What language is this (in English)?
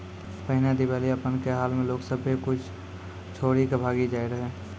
Maithili